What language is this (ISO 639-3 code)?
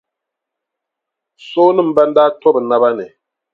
dag